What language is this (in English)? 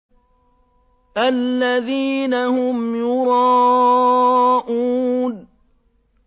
Arabic